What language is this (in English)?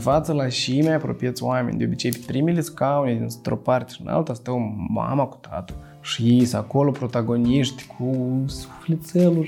Romanian